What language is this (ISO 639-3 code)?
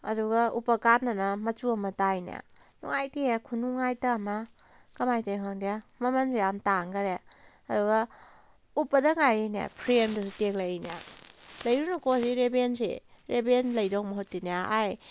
mni